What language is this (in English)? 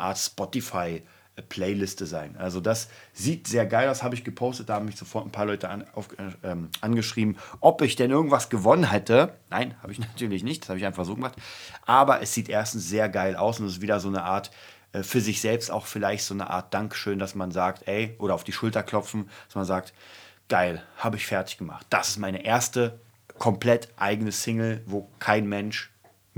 German